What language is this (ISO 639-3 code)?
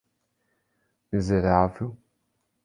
por